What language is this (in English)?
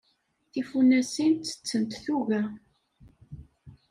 Kabyle